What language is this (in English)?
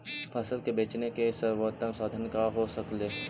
Magahi